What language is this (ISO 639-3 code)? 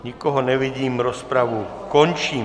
ces